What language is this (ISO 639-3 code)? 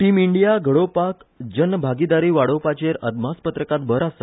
kok